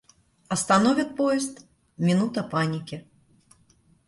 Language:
Russian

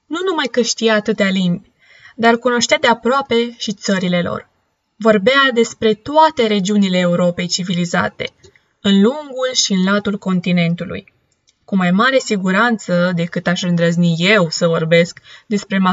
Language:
Romanian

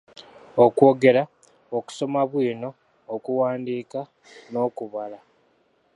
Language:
Ganda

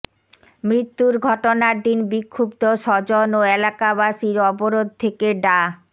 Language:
Bangla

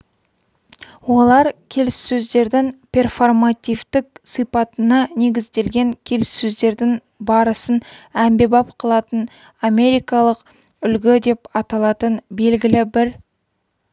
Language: Kazakh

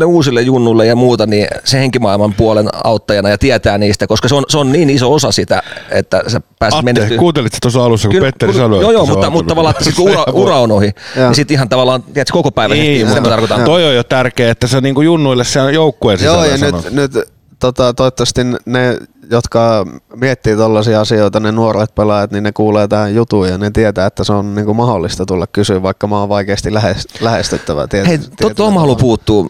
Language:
Finnish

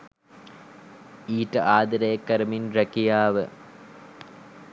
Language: Sinhala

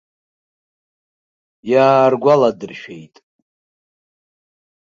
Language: Abkhazian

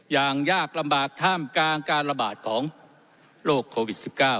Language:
Thai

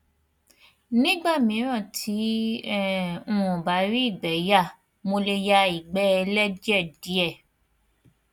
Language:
Yoruba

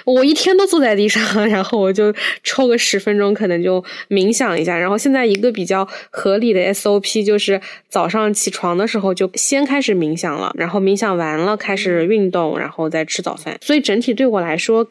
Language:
Chinese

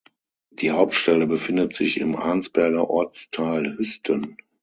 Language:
German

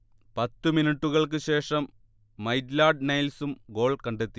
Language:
Malayalam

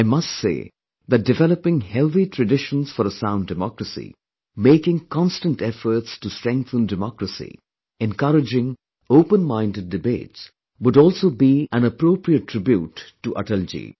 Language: English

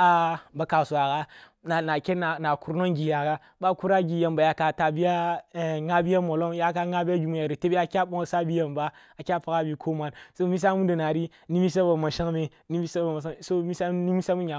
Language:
Kulung (Nigeria)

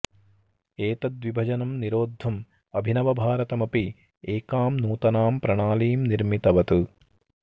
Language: Sanskrit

